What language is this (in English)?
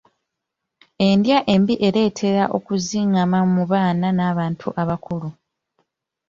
Ganda